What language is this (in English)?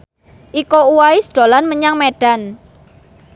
Javanese